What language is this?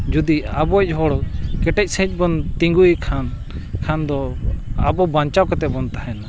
Santali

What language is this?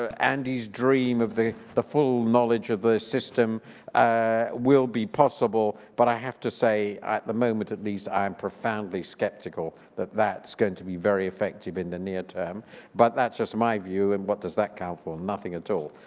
English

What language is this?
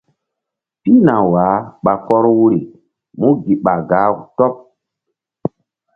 Mbum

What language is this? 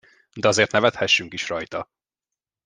Hungarian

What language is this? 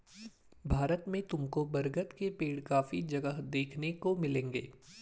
Hindi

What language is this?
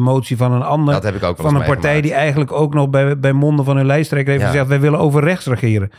Dutch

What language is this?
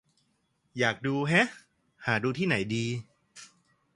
Thai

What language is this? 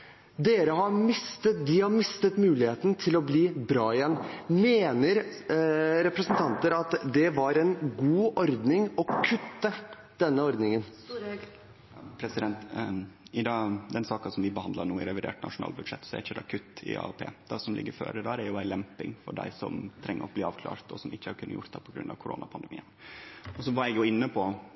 Norwegian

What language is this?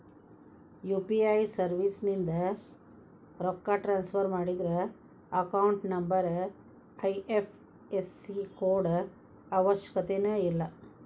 Kannada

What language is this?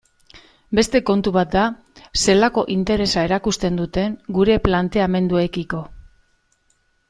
Basque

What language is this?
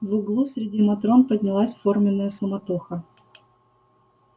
Russian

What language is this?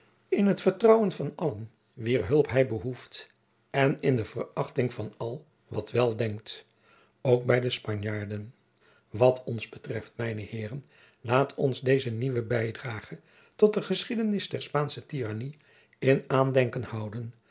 Dutch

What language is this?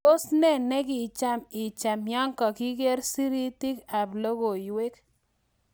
Kalenjin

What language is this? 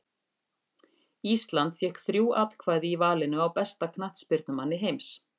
Icelandic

